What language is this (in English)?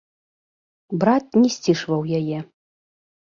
Belarusian